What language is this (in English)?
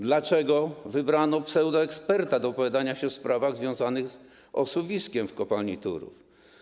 Polish